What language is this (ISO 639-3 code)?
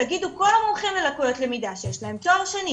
heb